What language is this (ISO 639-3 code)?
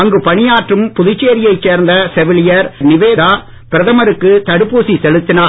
tam